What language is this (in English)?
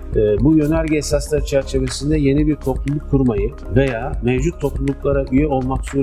Turkish